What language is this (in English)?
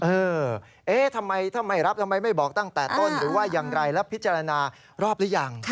Thai